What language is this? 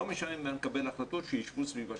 Hebrew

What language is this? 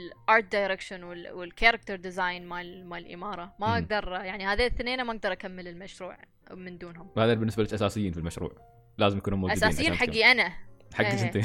Arabic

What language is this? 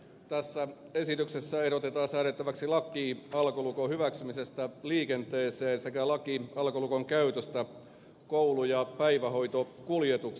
Finnish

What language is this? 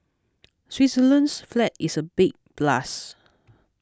English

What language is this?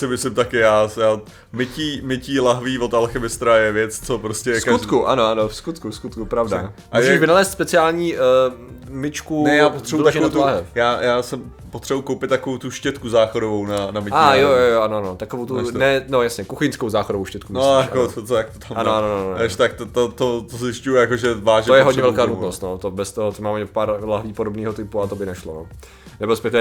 Czech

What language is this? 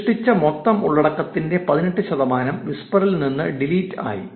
Malayalam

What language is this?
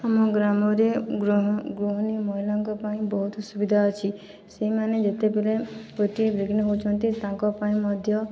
Odia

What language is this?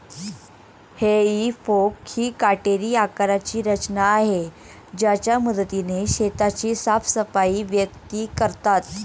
Marathi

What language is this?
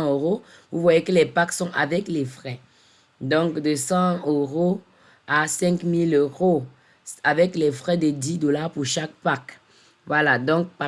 French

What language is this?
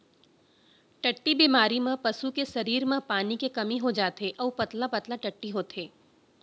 Chhattisgarhi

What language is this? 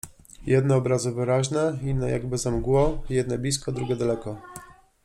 Polish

